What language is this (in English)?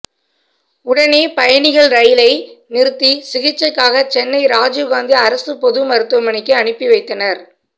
Tamil